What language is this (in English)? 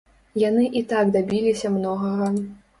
Belarusian